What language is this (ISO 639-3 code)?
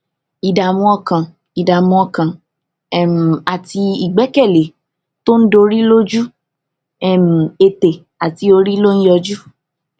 yor